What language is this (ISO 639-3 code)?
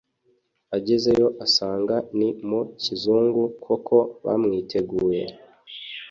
kin